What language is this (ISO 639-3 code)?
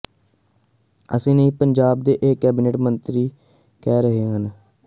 pan